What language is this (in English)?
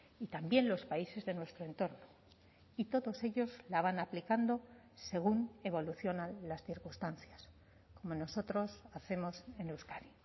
Spanish